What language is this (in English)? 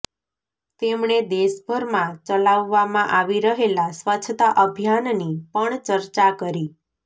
Gujarati